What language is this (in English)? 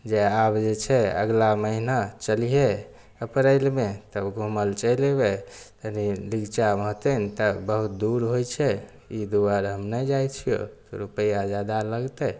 Maithili